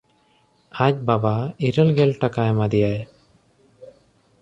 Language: Santali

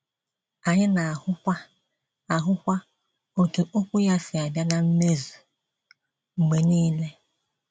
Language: Igbo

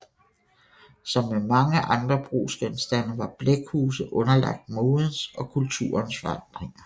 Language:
Danish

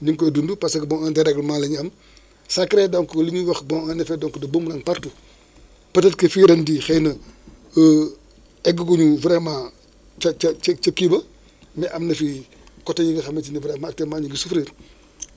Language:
Wolof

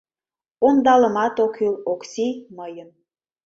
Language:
Mari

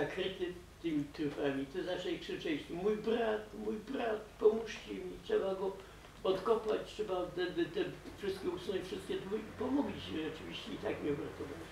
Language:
Polish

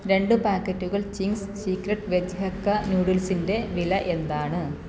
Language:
Malayalam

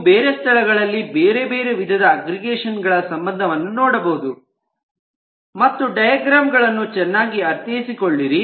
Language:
Kannada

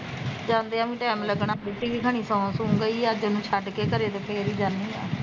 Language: Punjabi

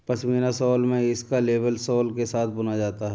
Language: Hindi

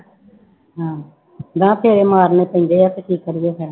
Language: Punjabi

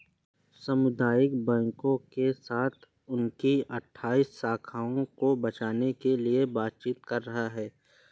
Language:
Hindi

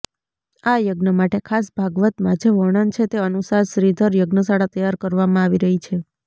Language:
Gujarati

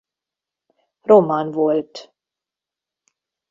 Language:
Hungarian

